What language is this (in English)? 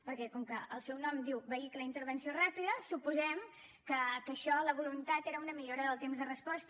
Catalan